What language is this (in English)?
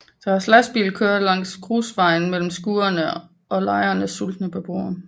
Danish